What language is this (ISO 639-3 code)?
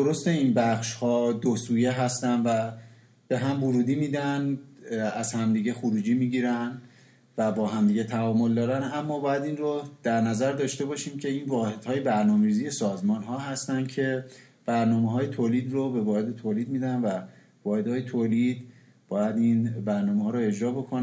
fas